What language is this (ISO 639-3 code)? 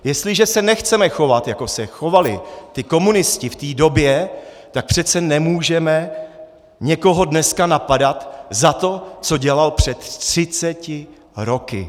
ces